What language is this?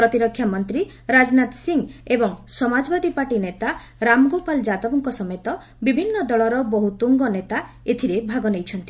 Odia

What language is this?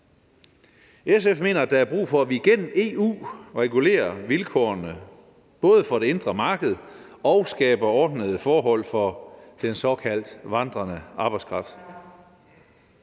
Danish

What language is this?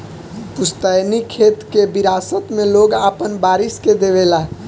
Bhojpuri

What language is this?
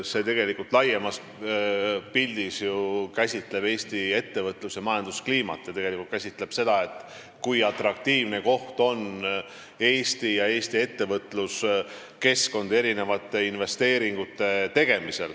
Estonian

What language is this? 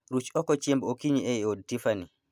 Luo (Kenya and Tanzania)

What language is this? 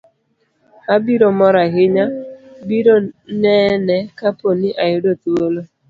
Luo (Kenya and Tanzania)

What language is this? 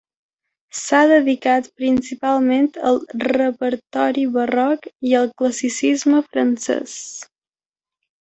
Catalan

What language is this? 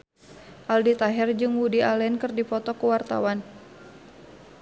Sundanese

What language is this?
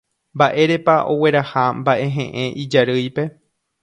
Guarani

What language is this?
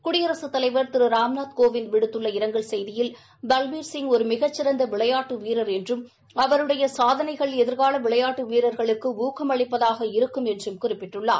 Tamil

